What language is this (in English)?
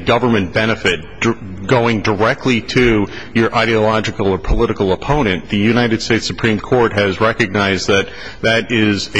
English